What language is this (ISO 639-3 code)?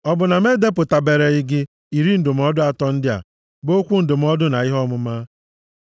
ibo